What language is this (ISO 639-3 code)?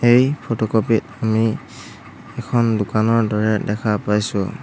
asm